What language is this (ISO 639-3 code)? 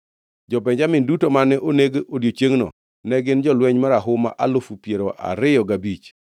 luo